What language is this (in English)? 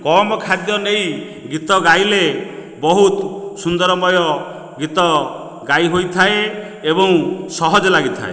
Odia